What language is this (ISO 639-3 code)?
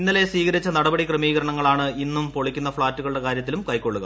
mal